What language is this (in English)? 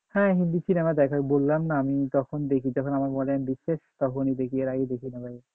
Bangla